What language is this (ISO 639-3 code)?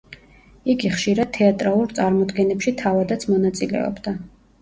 kat